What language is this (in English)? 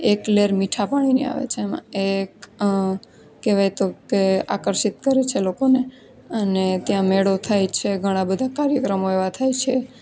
Gujarati